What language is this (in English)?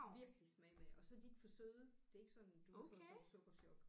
Danish